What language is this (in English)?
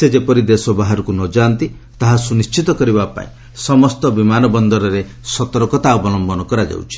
Odia